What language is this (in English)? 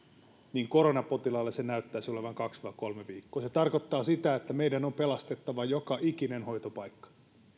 Finnish